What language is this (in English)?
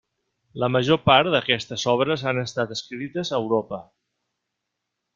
Catalan